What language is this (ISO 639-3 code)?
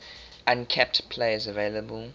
eng